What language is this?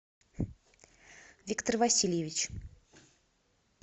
Russian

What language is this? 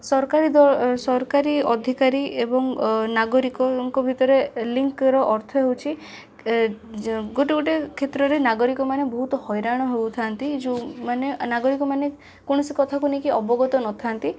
Odia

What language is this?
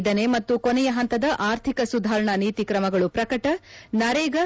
Kannada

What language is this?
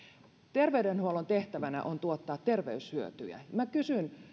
Finnish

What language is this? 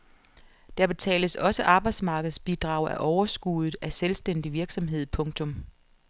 Danish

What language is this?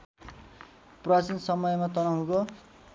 Nepali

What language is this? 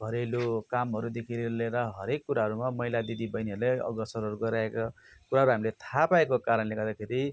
Nepali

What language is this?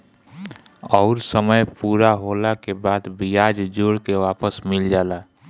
Bhojpuri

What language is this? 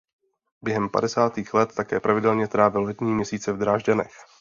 Czech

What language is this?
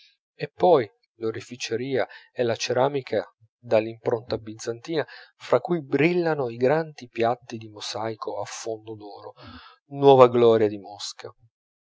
Italian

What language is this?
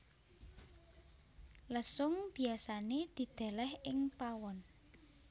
Javanese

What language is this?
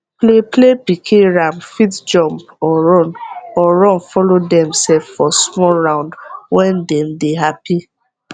Nigerian Pidgin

